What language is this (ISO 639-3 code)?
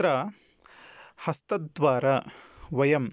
san